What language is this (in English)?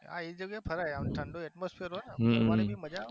Gujarati